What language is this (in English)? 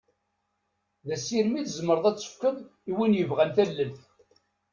Kabyle